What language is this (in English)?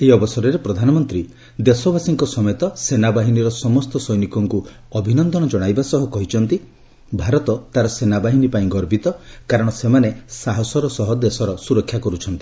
Odia